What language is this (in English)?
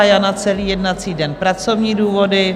Czech